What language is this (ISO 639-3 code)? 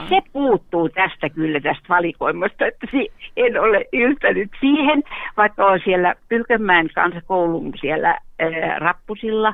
fin